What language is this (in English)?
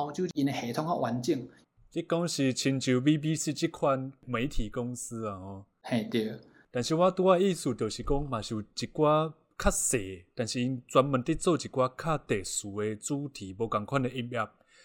Chinese